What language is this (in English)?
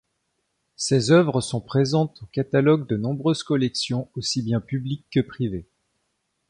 French